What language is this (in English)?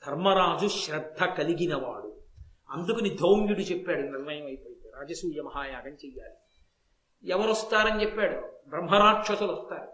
Telugu